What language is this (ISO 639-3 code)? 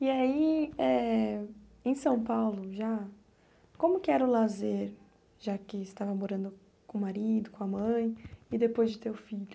por